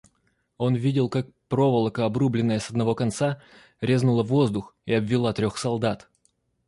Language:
Russian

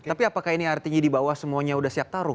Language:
Indonesian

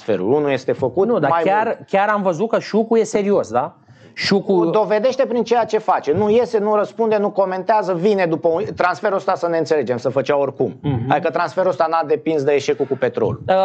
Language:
Romanian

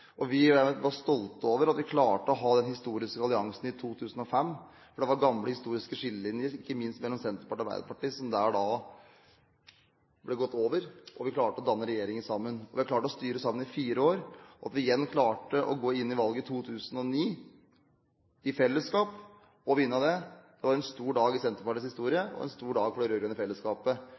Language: Norwegian Bokmål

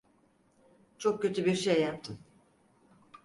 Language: Turkish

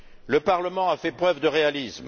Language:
French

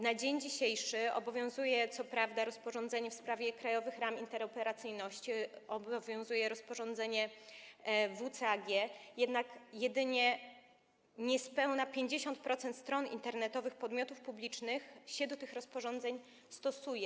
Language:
Polish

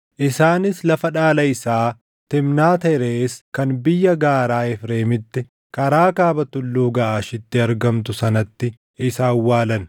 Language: Oromo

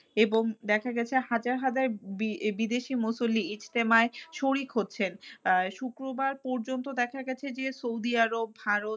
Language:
Bangla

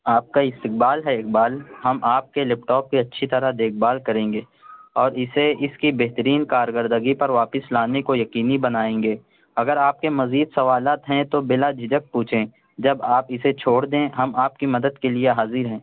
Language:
Urdu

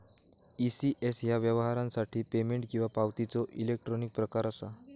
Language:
Marathi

